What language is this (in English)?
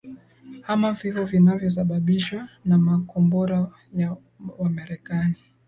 Swahili